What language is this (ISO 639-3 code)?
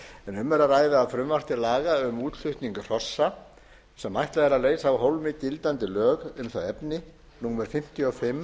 isl